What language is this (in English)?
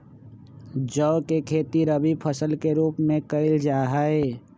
Magahi